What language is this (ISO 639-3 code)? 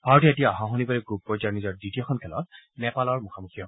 asm